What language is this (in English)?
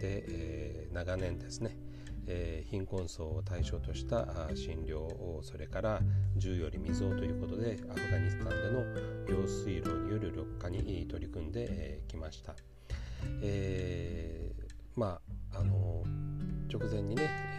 Japanese